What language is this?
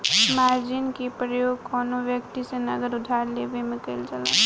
Bhojpuri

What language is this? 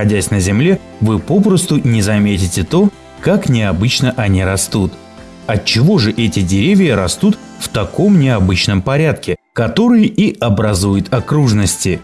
Russian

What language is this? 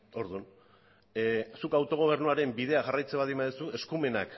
Basque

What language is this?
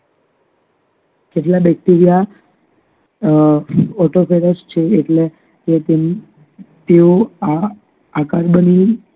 Gujarati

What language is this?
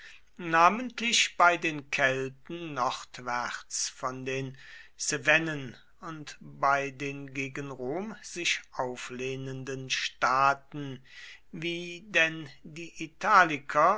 German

